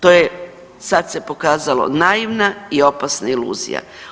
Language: Croatian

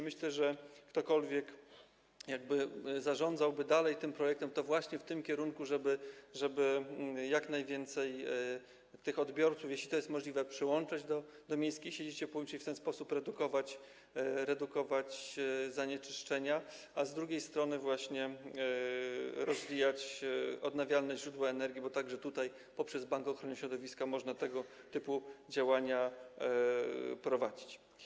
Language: Polish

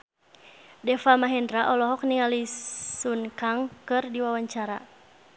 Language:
Sundanese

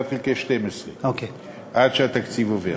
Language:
Hebrew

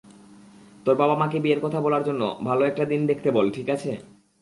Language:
Bangla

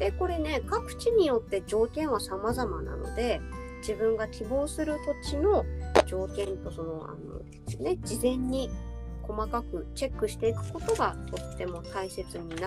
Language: Japanese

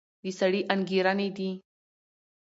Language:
Pashto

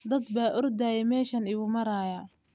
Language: Somali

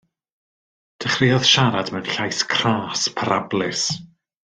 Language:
Welsh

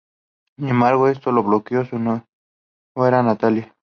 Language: Spanish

